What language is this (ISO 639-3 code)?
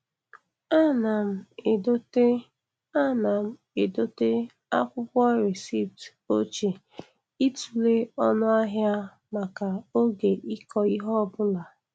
ibo